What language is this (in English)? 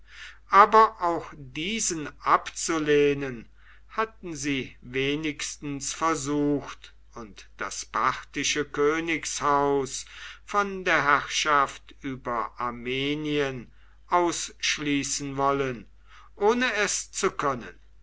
German